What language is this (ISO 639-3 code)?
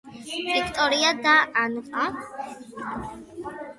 kat